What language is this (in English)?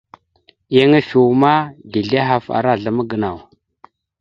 Mada (Cameroon)